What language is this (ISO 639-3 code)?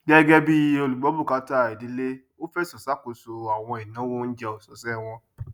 yor